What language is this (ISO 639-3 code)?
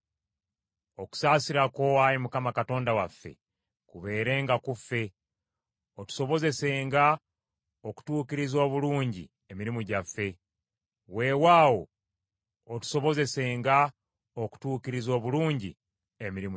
lug